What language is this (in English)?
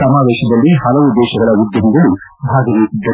Kannada